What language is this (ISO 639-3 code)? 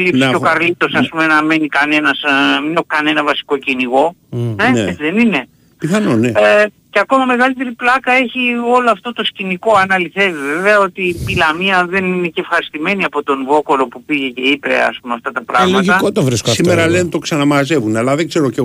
ell